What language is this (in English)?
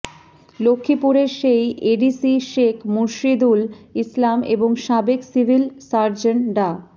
Bangla